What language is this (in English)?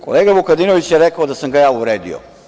Serbian